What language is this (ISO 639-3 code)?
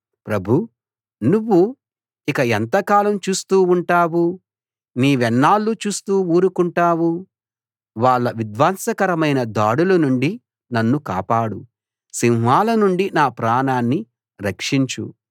tel